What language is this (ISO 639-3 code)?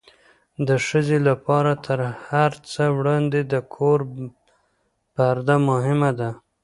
pus